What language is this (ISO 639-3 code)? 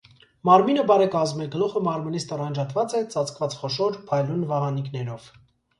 hye